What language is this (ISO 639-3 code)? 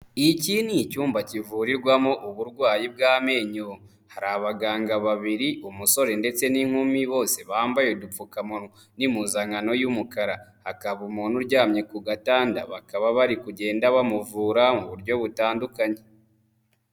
kin